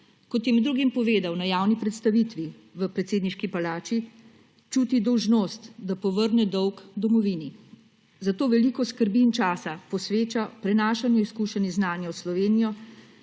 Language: Slovenian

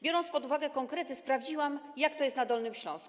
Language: Polish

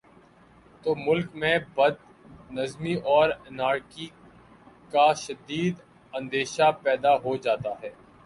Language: Urdu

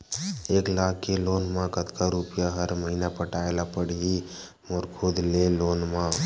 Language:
Chhattisgarhi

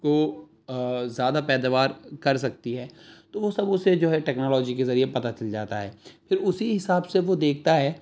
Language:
Urdu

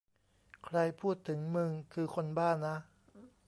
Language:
Thai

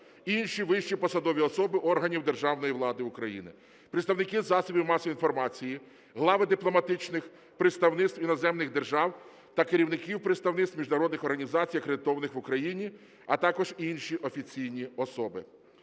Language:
Ukrainian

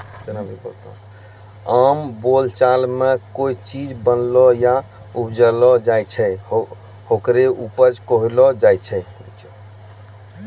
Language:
Maithili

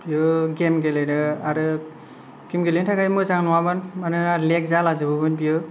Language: Bodo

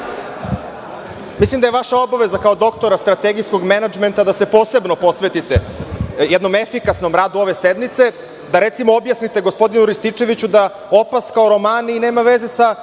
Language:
Serbian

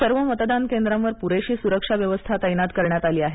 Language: Marathi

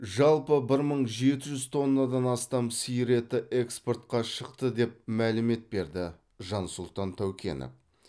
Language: Kazakh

